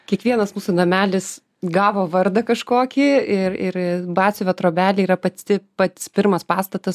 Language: Lithuanian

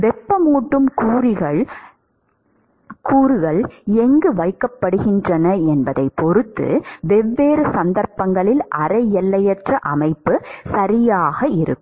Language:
Tamil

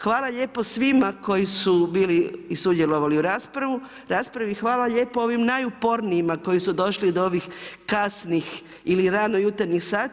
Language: Croatian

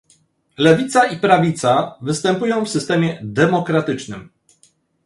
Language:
Polish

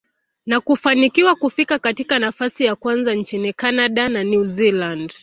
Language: Swahili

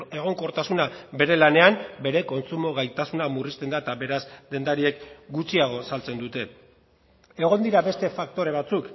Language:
Basque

